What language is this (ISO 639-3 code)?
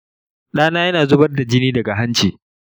hau